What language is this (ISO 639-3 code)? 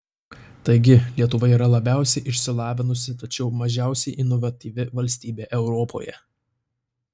lit